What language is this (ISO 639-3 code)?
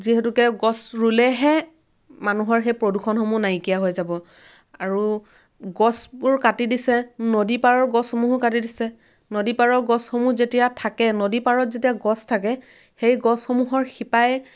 asm